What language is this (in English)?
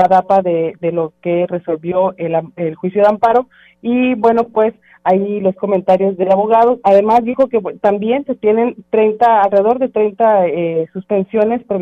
Spanish